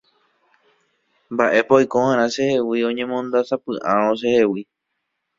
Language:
Guarani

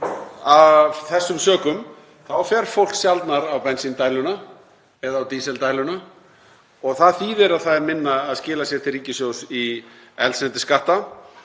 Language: Icelandic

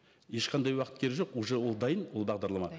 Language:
Kazakh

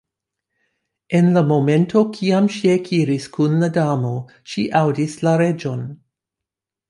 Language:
Esperanto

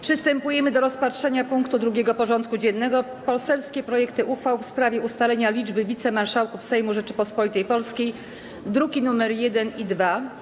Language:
Polish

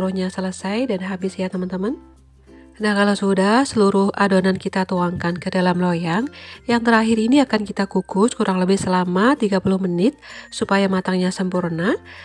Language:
Indonesian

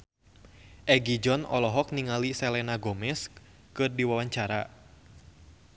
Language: Sundanese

